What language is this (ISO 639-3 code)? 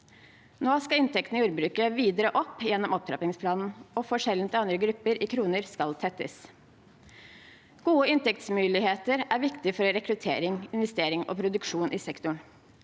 nor